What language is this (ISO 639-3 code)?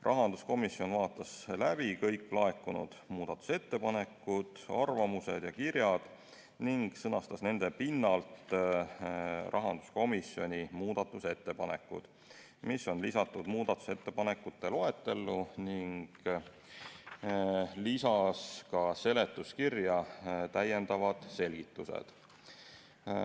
est